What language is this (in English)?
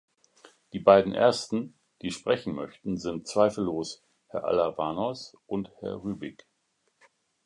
German